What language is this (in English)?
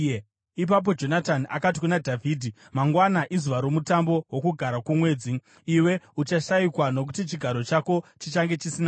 Shona